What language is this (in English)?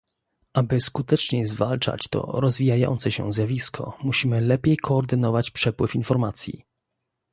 Polish